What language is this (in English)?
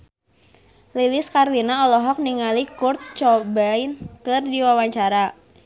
Sundanese